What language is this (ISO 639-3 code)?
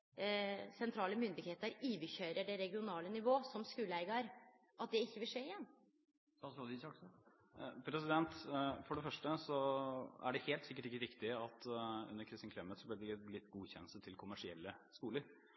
nor